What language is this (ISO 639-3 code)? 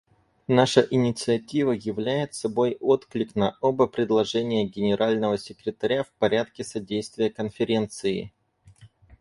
rus